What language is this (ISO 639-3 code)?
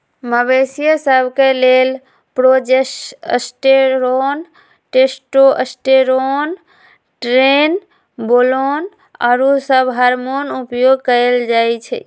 mag